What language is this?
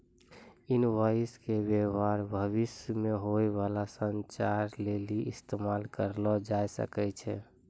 Maithili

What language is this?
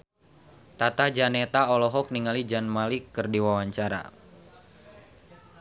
Sundanese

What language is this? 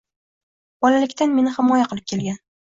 Uzbek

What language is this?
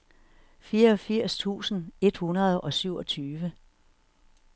Danish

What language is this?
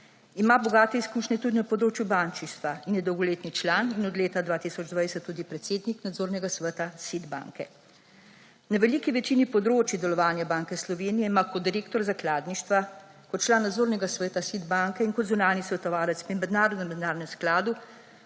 Slovenian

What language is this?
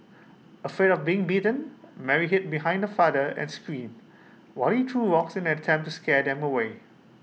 English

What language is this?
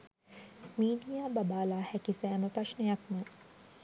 Sinhala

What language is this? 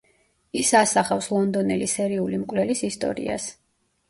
Georgian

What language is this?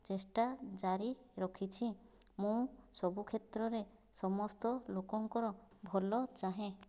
Odia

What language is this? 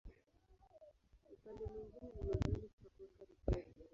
Swahili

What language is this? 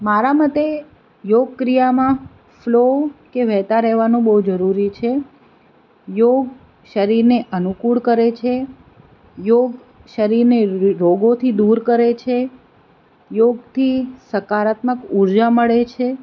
Gujarati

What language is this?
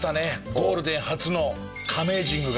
Japanese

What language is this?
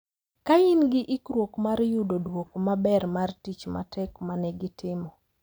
Luo (Kenya and Tanzania)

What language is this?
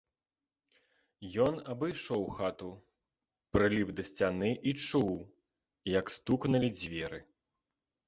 Belarusian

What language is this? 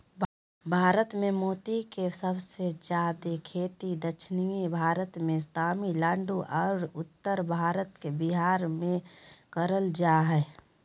Magahi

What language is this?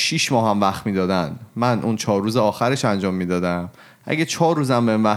Persian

